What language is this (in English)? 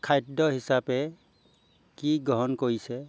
Assamese